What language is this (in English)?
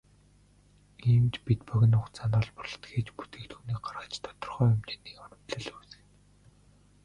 Mongolian